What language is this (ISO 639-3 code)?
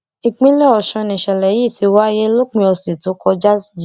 yor